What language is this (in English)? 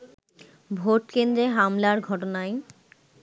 Bangla